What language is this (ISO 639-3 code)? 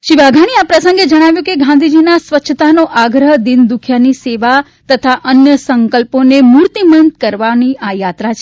guj